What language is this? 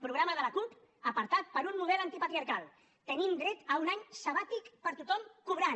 Catalan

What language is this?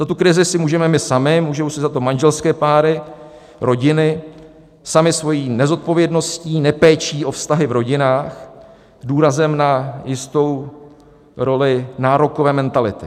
Czech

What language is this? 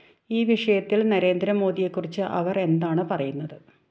Malayalam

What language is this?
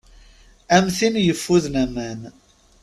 Kabyle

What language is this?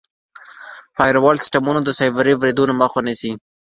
Pashto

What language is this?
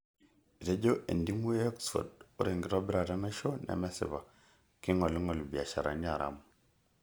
Masai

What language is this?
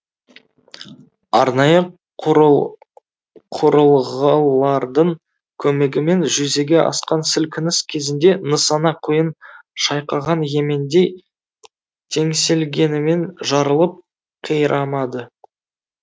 Kazakh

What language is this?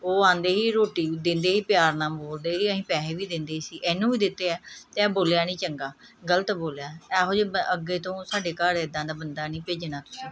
Punjabi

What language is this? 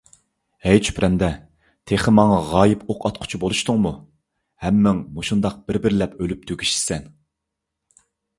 Uyghur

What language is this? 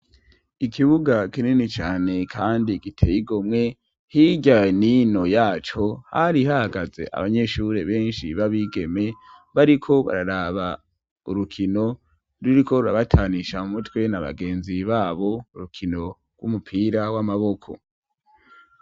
Rundi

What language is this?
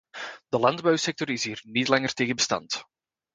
Dutch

